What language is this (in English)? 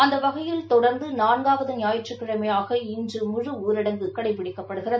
Tamil